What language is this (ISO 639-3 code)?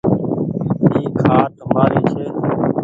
gig